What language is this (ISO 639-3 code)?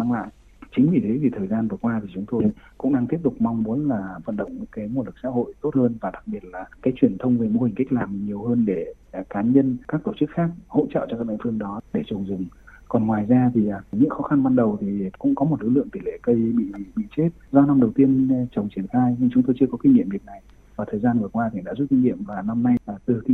vie